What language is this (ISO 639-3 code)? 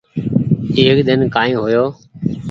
gig